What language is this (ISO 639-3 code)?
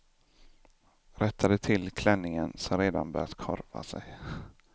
swe